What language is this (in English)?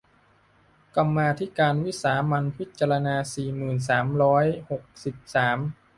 Thai